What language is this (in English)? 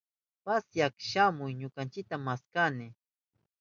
Southern Pastaza Quechua